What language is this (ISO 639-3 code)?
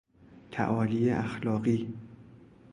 fas